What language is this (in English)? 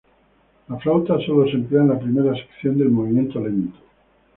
Spanish